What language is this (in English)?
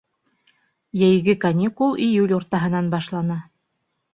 Bashkir